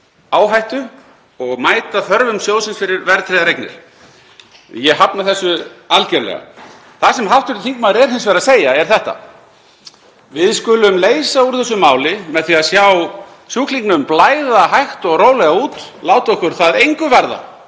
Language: Icelandic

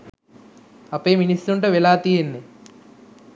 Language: Sinhala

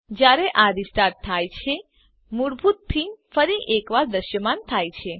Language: Gujarati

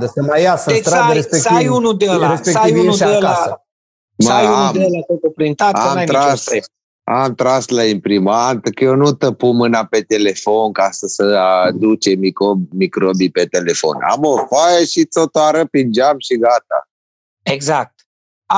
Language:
Romanian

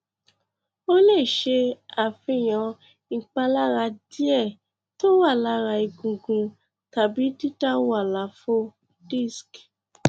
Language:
Yoruba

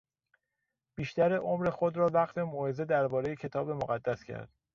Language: Persian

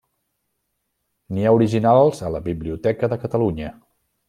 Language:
Catalan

